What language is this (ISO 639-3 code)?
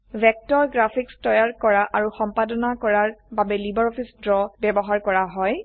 asm